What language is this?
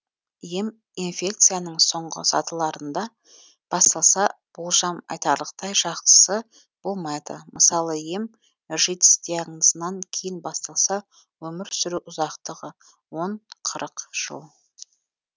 Kazakh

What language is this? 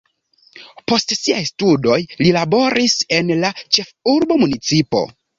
Esperanto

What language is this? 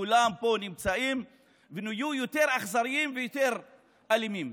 Hebrew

